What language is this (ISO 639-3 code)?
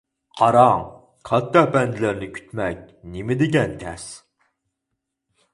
uig